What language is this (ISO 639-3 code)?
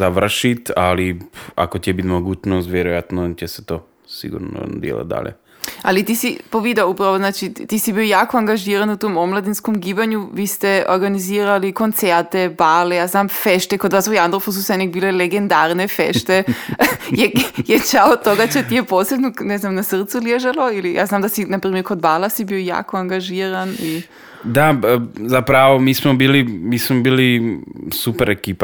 hrv